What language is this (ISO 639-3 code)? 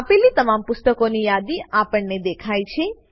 guj